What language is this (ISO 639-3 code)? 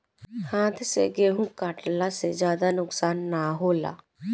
bho